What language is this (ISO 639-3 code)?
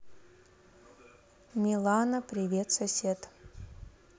rus